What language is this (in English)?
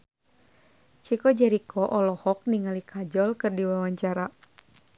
Sundanese